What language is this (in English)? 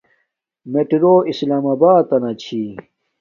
Domaaki